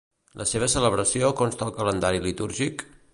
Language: Catalan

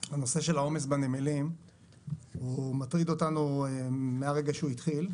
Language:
Hebrew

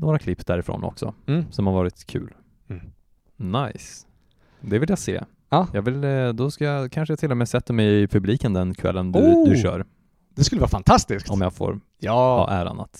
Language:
Swedish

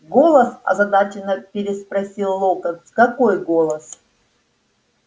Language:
Russian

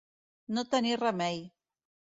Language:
Catalan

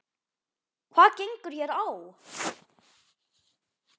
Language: Icelandic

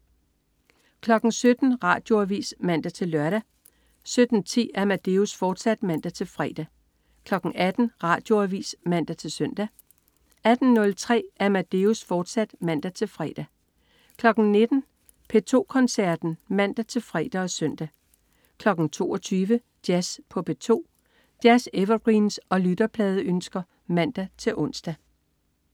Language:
Danish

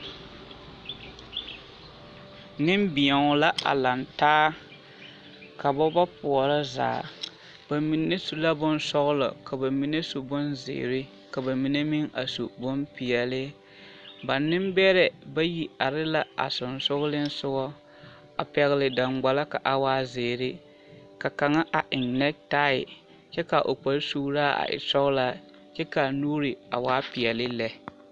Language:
Southern Dagaare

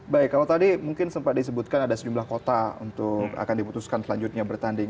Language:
Indonesian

